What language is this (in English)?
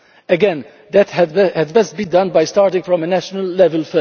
English